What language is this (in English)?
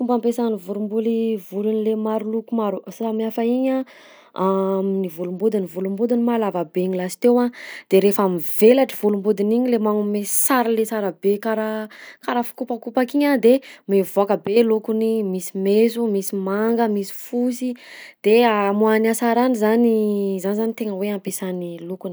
Southern Betsimisaraka Malagasy